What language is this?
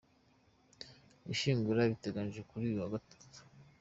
Kinyarwanda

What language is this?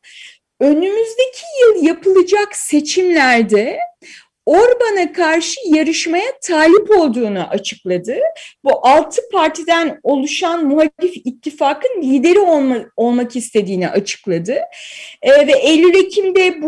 Turkish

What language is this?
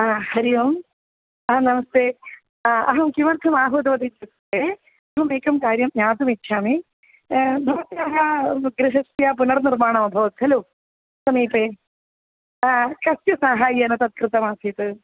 Sanskrit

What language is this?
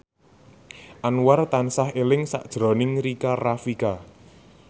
Javanese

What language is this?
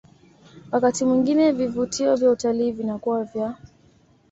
Swahili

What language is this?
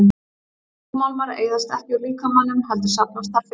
Icelandic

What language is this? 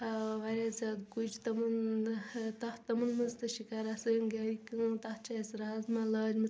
Kashmiri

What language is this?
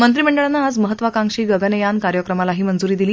Marathi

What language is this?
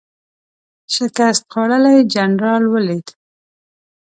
Pashto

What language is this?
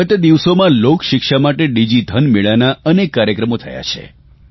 Gujarati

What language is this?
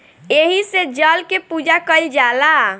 Bhojpuri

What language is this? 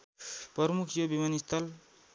Nepali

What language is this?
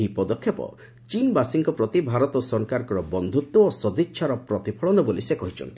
Odia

